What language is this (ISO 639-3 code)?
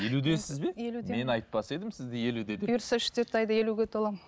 kaz